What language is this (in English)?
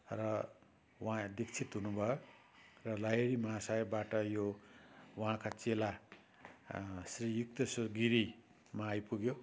Nepali